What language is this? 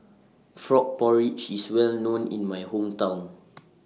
English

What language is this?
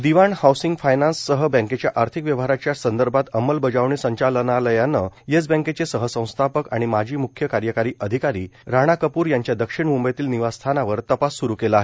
Marathi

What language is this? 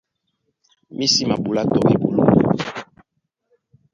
Duala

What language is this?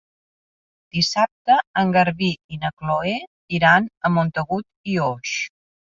Catalan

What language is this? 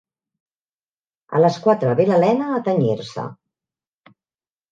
Catalan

